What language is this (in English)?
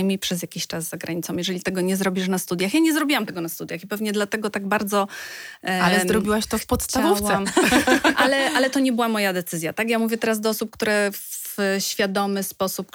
Polish